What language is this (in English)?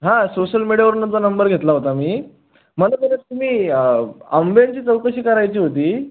Marathi